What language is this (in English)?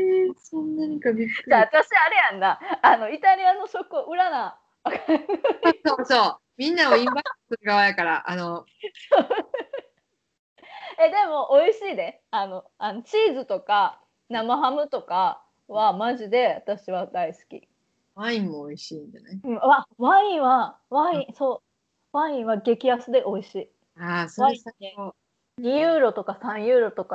Japanese